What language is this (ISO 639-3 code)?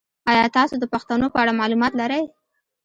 pus